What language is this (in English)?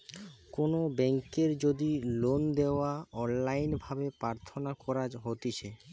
Bangla